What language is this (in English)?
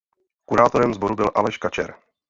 Czech